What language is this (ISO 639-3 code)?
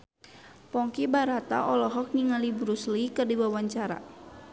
sun